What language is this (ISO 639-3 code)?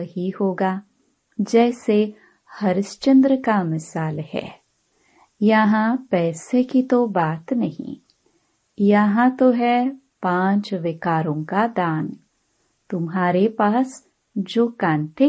hin